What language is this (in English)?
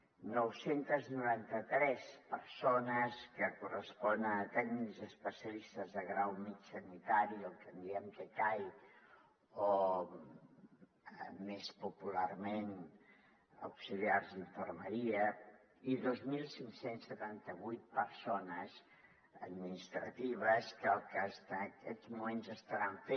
Catalan